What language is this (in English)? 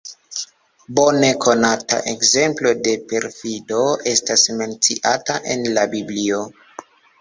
Esperanto